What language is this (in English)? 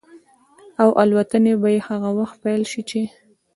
Pashto